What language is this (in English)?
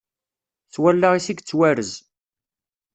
Kabyle